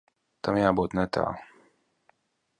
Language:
Latvian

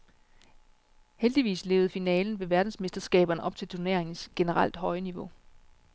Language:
Danish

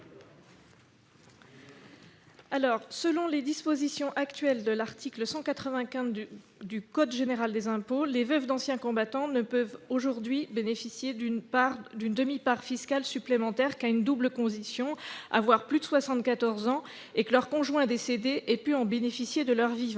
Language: French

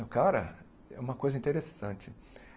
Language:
Portuguese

